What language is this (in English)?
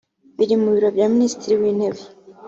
Kinyarwanda